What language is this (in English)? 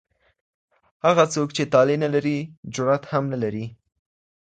Pashto